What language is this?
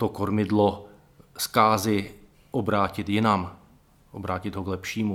Czech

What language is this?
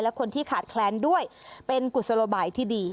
Thai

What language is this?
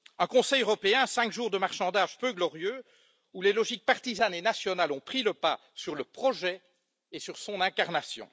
French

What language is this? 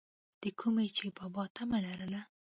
Pashto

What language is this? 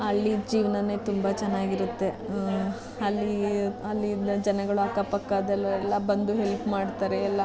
Kannada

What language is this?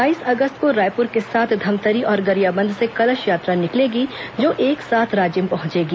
Hindi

